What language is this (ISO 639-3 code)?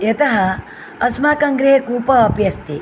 san